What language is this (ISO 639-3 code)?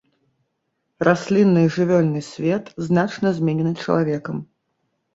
bel